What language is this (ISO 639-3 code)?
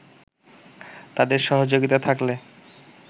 ben